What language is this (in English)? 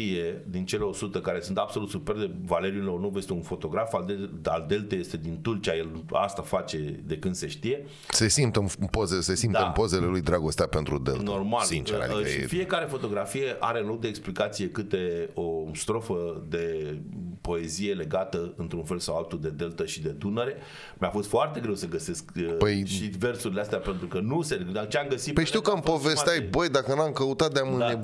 Romanian